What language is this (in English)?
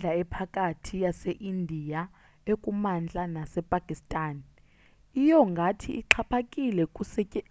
Xhosa